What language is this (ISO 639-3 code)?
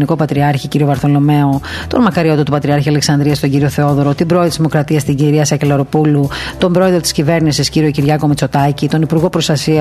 ell